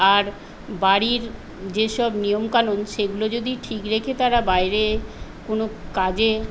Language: Bangla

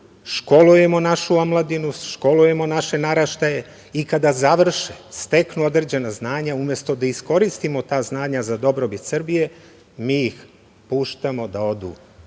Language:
Serbian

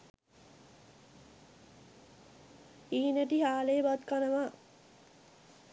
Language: Sinhala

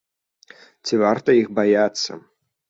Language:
Belarusian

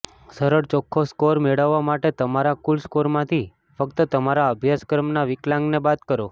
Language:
Gujarati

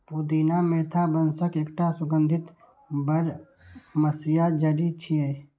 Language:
Maithili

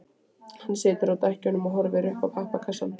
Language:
Icelandic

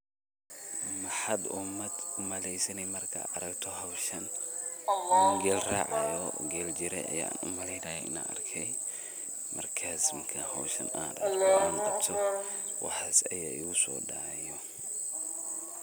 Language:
Somali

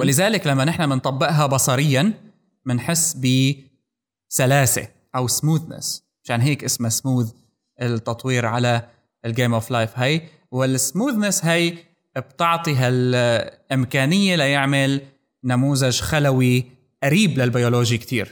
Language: Arabic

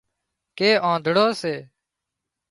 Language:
Wadiyara Koli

